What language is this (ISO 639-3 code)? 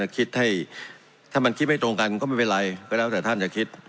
tha